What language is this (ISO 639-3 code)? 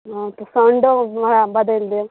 mai